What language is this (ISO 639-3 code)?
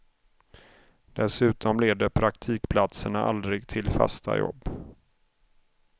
swe